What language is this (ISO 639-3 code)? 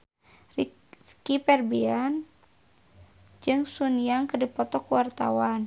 sun